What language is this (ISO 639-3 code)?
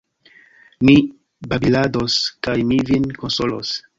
epo